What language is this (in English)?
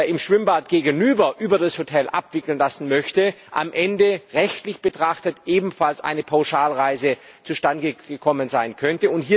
German